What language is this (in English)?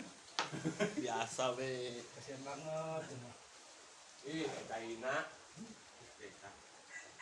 Indonesian